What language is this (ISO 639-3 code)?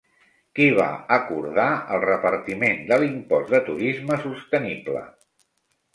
cat